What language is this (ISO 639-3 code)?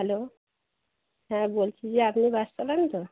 ben